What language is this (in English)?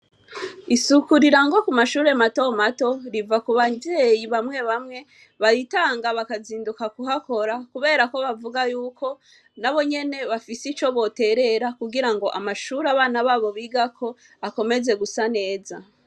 Rundi